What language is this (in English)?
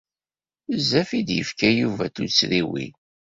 Kabyle